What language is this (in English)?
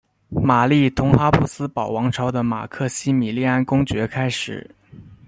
Chinese